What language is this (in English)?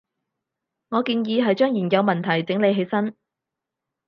Cantonese